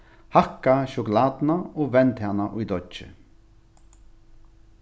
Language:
Faroese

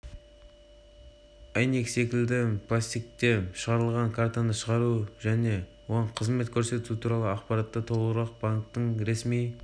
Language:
Kazakh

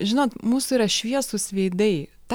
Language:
Lithuanian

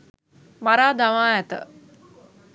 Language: Sinhala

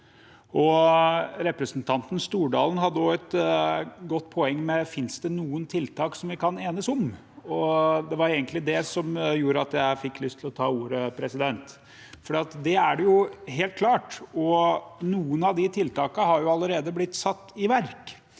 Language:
Norwegian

